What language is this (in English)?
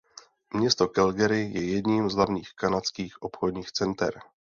Czech